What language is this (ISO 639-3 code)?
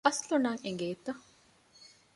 div